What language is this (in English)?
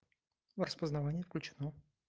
Russian